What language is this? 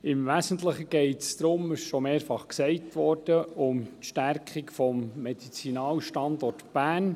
Swiss German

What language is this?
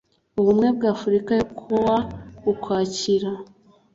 Kinyarwanda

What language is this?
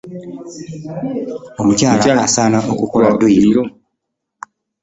Ganda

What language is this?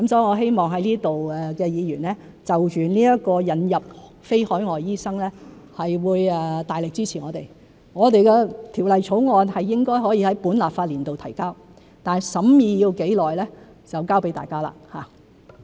Cantonese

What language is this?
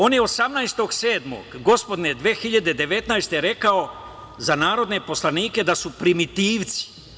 Serbian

